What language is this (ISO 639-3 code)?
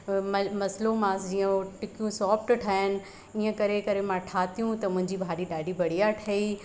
snd